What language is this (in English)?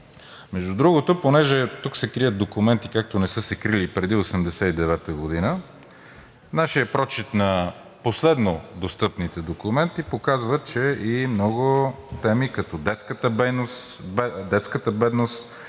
Bulgarian